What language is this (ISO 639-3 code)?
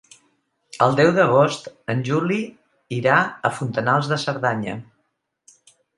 cat